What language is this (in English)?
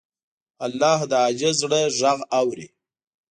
Pashto